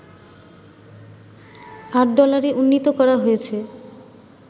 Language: Bangla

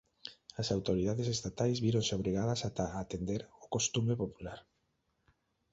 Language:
Galician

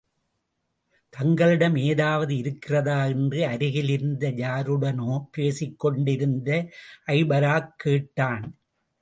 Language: Tamil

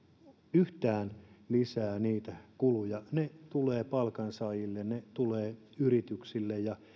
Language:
Finnish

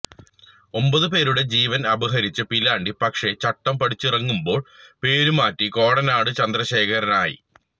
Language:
Malayalam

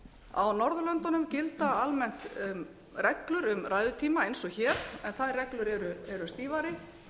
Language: Icelandic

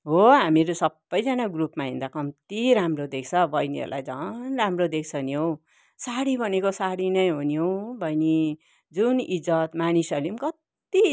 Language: Nepali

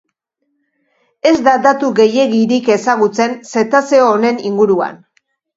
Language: Basque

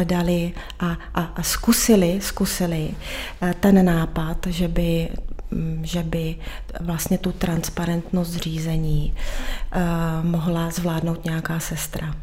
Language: Czech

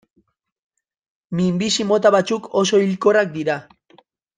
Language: Basque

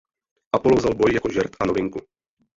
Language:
Czech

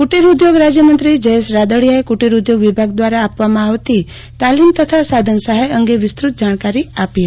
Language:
Gujarati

